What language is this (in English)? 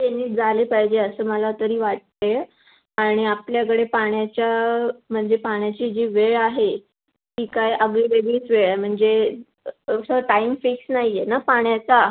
Marathi